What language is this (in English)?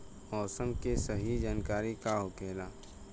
Bhojpuri